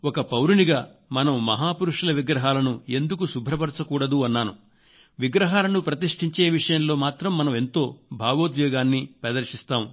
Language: Telugu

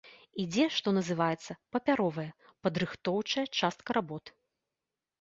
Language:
Belarusian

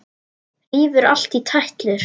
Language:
Icelandic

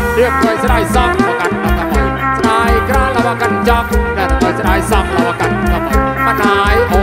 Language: Thai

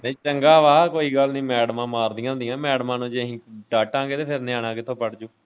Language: Punjabi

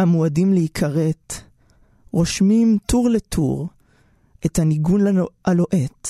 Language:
Hebrew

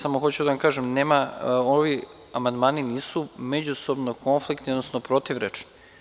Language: Serbian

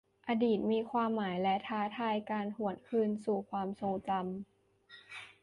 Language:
Thai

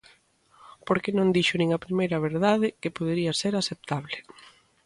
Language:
Galician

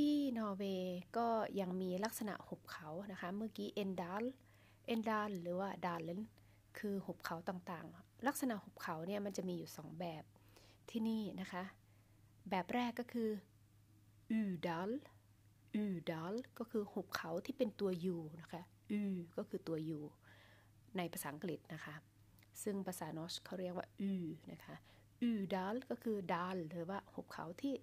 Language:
Thai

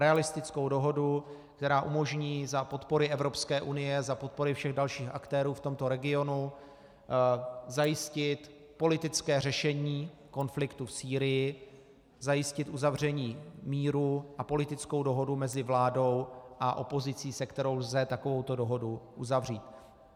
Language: Czech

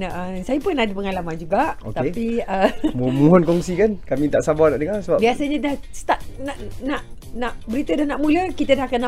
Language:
Malay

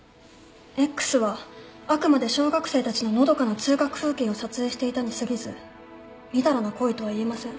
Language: Japanese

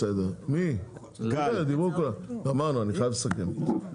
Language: Hebrew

